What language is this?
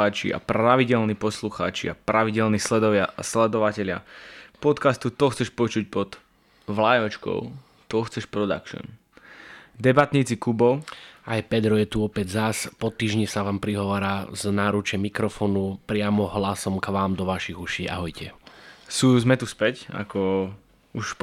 Slovak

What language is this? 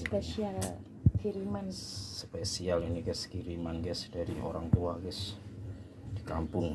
Indonesian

